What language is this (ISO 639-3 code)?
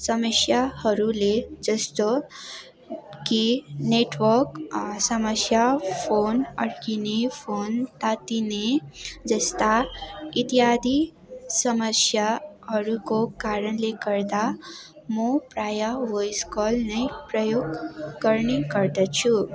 nep